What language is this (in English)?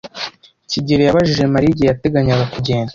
Kinyarwanda